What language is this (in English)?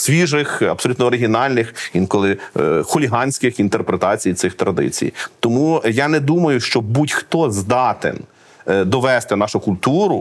Ukrainian